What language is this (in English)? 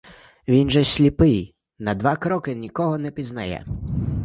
Ukrainian